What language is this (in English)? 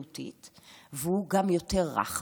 Hebrew